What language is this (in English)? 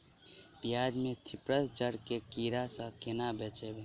Maithili